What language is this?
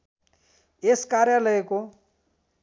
Nepali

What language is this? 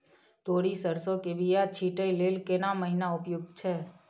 Maithili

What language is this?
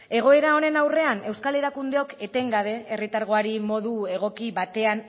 Basque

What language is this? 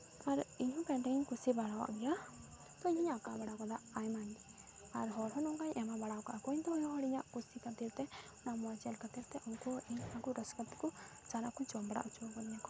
Santali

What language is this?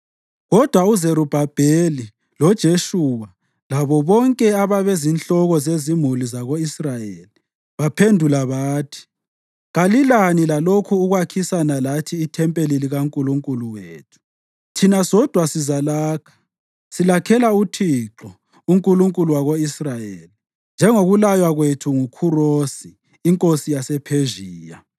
North Ndebele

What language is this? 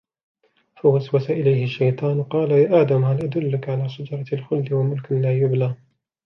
Arabic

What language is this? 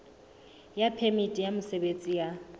Southern Sotho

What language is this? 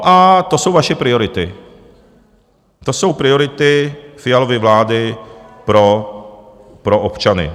Czech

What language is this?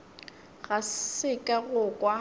Northern Sotho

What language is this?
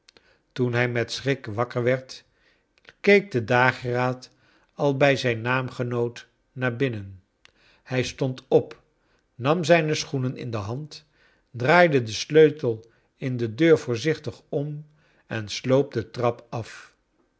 Dutch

